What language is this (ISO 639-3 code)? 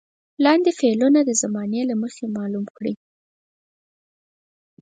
pus